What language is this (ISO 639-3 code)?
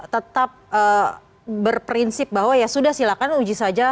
ind